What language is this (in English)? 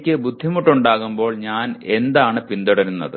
Malayalam